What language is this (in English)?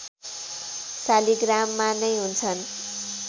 Nepali